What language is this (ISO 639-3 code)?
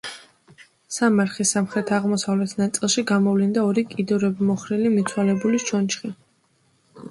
kat